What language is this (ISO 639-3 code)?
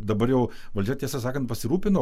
lit